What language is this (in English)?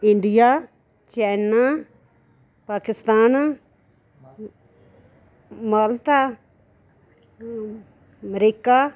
Dogri